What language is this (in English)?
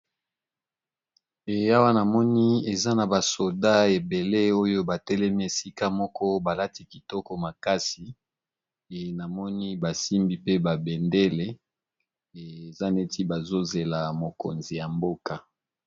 Lingala